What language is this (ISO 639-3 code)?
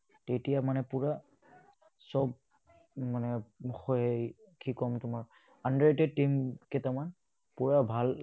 asm